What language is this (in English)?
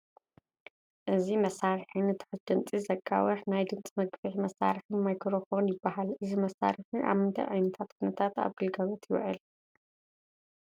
Tigrinya